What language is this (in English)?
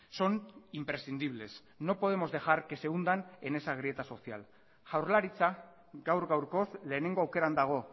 Spanish